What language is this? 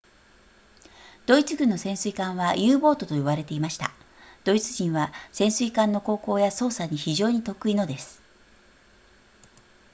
Japanese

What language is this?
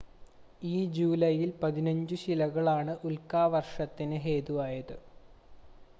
Malayalam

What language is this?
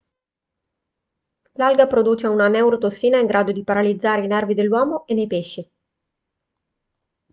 Italian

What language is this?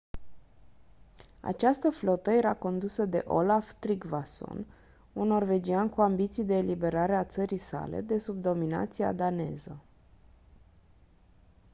Romanian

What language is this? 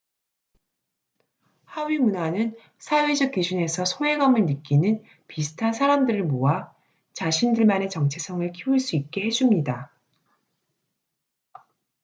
Korean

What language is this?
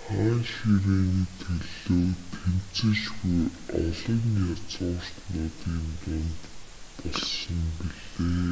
Mongolian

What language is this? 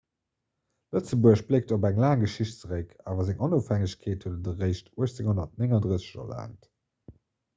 Luxembourgish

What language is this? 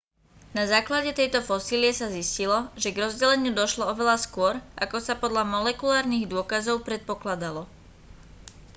Slovak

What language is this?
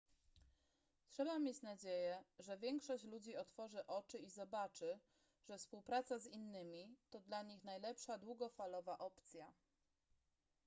Polish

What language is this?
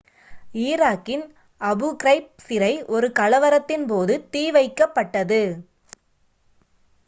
Tamil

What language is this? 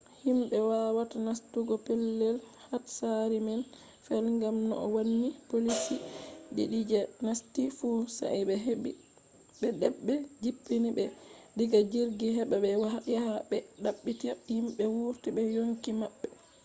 Fula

